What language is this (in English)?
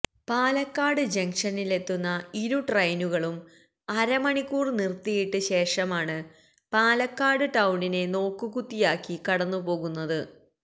Malayalam